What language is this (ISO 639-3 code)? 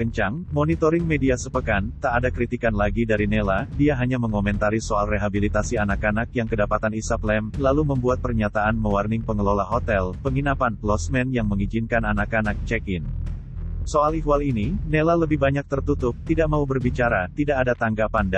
ind